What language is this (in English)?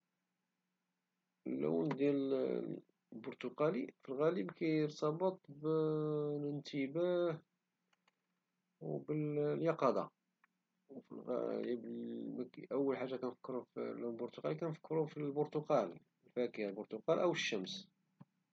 Moroccan Arabic